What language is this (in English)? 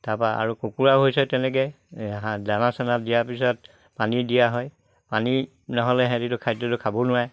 Assamese